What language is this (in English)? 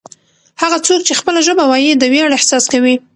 Pashto